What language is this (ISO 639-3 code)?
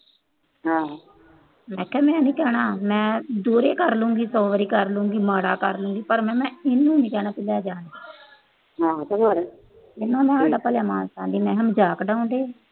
pan